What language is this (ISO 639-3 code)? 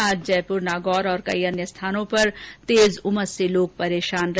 hin